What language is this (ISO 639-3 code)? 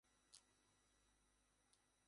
ben